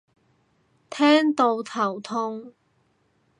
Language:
Cantonese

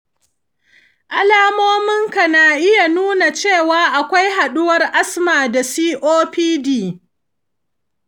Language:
Hausa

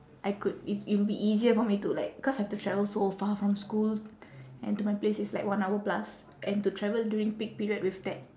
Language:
English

